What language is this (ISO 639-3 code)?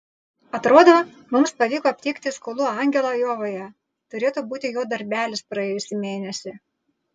lit